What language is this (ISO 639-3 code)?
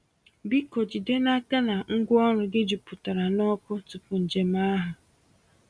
ibo